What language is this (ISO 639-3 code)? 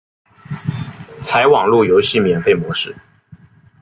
zho